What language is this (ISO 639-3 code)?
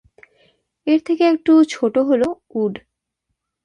ben